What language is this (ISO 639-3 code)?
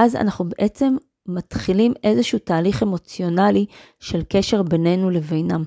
heb